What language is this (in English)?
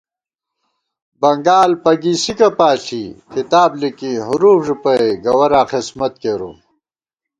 Gawar-Bati